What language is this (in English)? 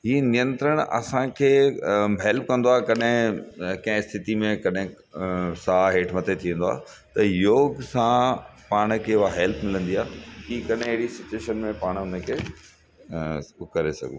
Sindhi